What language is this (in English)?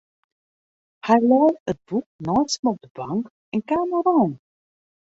Western Frisian